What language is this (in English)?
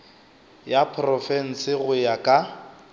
Northern Sotho